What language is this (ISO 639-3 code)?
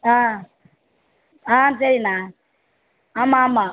tam